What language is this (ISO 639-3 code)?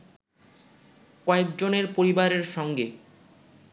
ben